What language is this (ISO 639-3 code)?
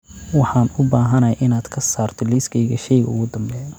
som